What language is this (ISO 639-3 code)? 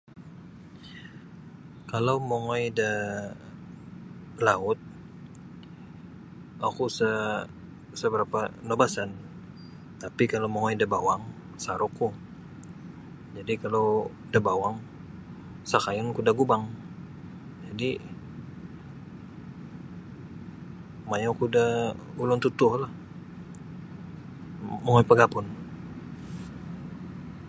bsy